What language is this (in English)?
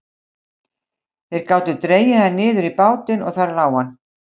Icelandic